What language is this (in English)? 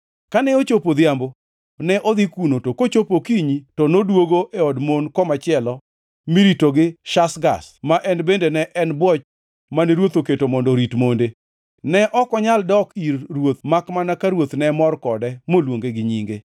Luo (Kenya and Tanzania)